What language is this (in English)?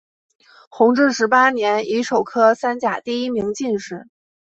Chinese